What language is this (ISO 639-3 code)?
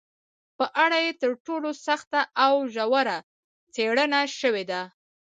pus